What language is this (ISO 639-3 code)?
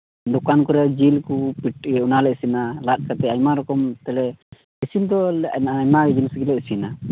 sat